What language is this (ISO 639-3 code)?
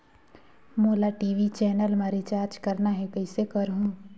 hne